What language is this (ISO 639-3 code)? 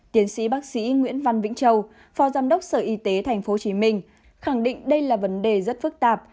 vie